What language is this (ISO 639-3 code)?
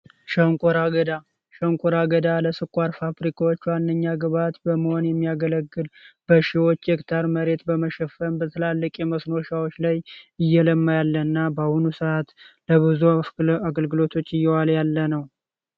amh